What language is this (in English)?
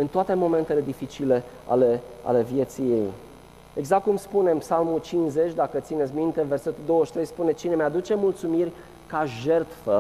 Romanian